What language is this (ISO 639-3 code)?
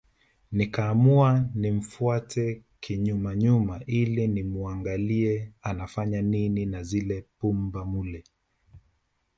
swa